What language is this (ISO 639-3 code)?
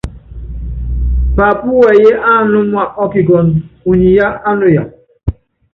yav